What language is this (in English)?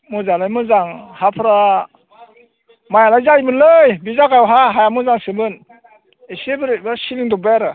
Bodo